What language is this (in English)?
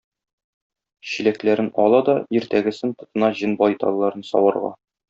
Tatar